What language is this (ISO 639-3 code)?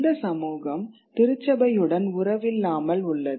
tam